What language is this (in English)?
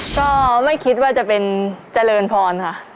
Thai